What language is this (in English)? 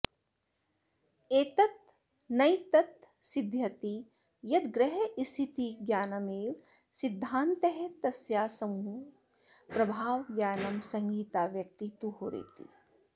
Sanskrit